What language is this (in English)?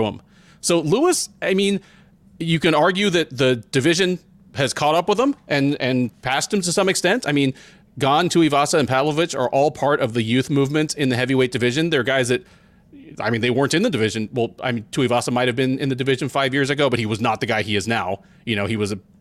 English